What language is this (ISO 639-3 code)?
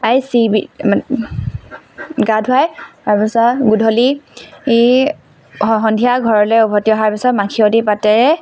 asm